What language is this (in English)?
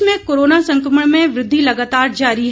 Hindi